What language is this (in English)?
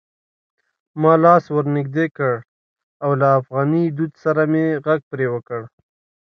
Pashto